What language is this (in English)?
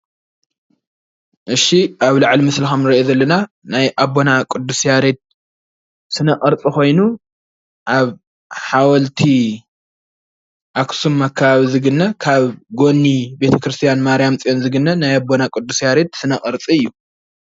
Tigrinya